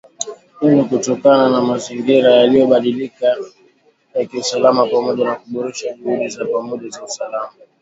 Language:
Swahili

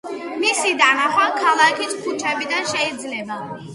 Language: Georgian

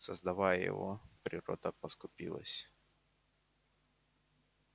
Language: Russian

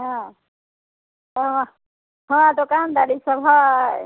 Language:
Maithili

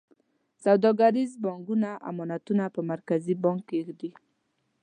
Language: Pashto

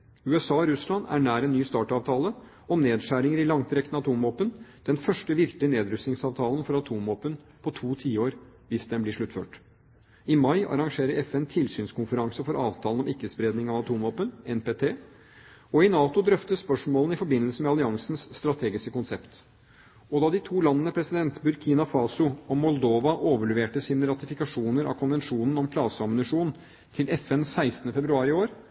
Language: Norwegian Bokmål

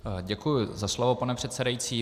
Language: Czech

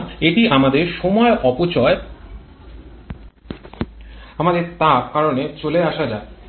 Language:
Bangla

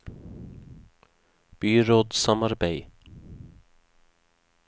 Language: Norwegian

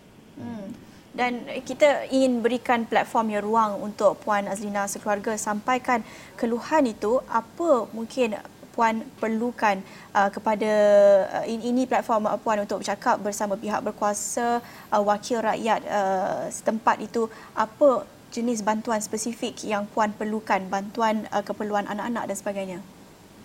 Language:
Malay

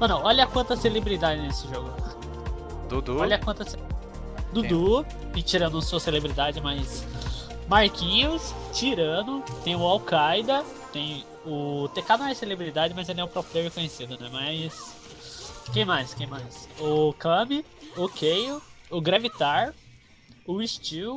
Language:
Portuguese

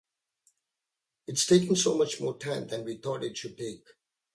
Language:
English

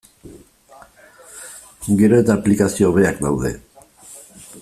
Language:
Basque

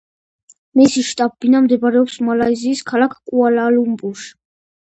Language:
Georgian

